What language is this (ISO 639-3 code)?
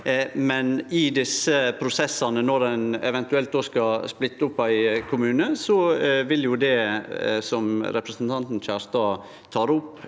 nor